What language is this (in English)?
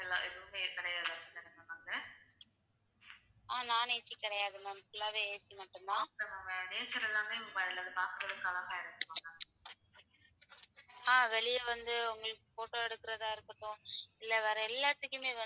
Tamil